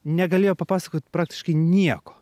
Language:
Lithuanian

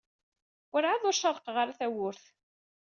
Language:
Kabyle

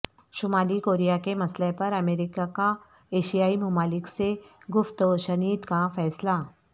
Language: Urdu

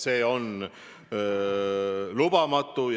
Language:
Estonian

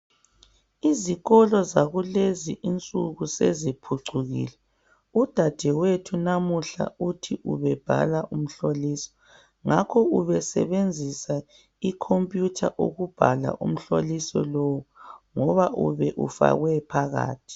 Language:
North Ndebele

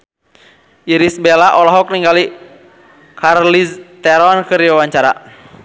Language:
Sundanese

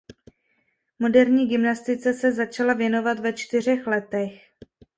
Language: Czech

